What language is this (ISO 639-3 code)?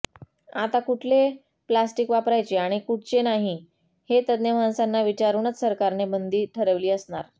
mar